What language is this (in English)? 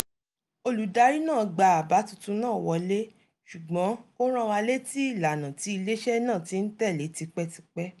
Yoruba